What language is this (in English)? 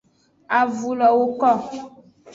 Aja (Benin)